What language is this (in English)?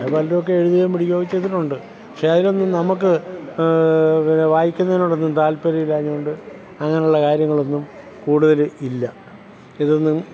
Malayalam